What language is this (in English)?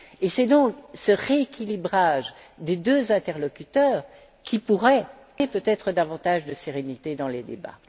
French